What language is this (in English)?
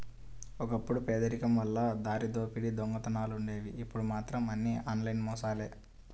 Telugu